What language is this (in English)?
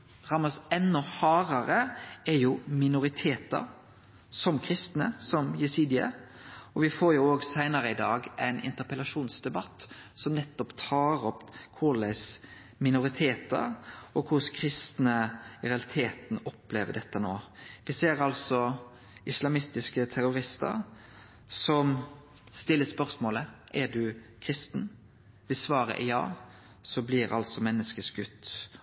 Norwegian Nynorsk